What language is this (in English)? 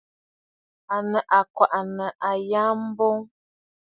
Bafut